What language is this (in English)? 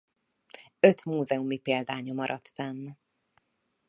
Hungarian